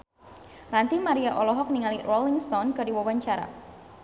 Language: Sundanese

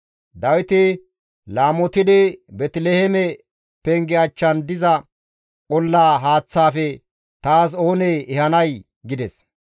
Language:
Gamo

